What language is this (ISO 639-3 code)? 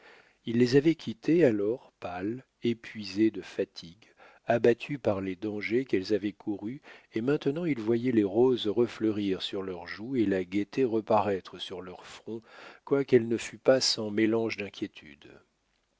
fra